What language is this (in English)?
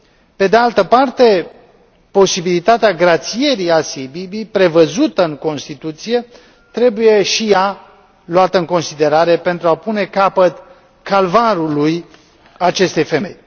Romanian